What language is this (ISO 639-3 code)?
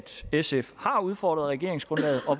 dan